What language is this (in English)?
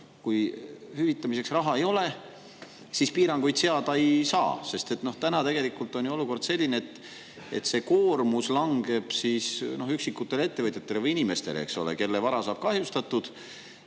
Estonian